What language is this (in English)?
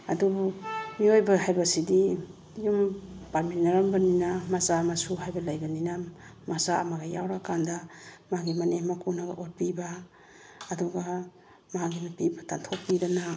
Manipuri